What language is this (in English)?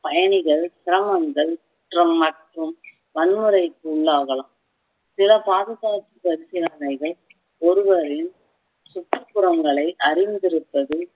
Tamil